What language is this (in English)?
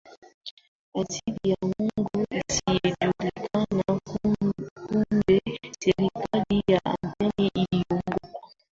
Swahili